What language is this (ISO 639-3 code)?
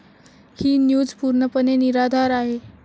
mar